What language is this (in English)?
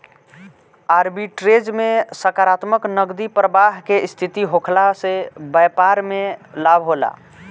Bhojpuri